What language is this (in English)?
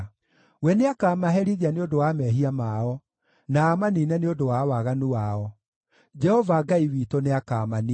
Kikuyu